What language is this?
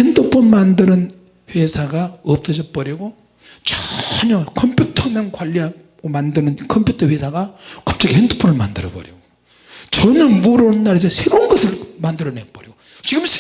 Korean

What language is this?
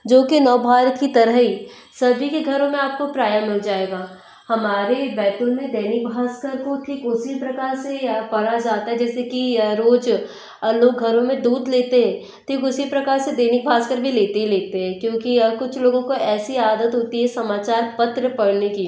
Hindi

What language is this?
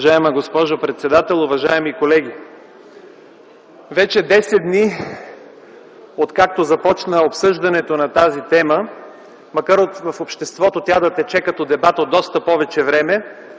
Bulgarian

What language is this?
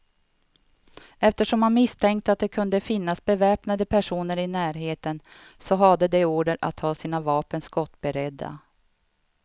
Swedish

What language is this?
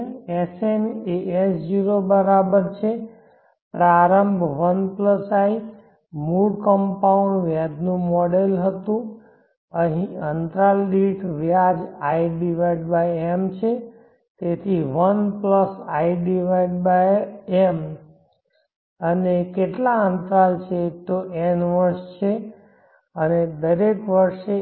Gujarati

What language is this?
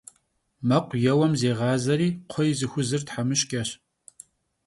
Kabardian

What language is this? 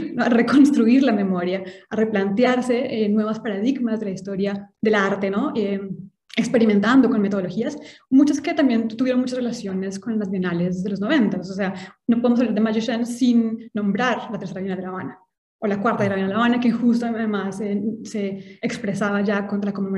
Spanish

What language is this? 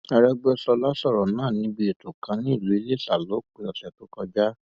Yoruba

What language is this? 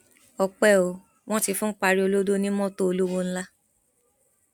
Yoruba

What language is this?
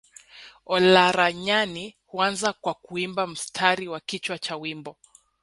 Swahili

